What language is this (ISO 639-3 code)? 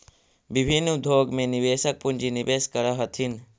mag